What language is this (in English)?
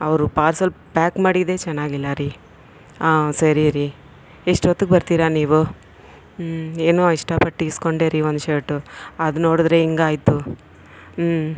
Kannada